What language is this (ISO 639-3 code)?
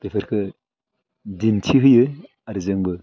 brx